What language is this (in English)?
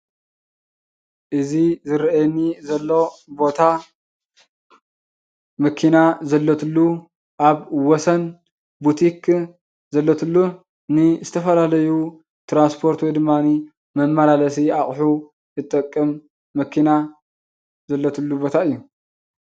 Tigrinya